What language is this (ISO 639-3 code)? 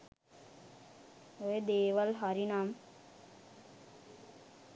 sin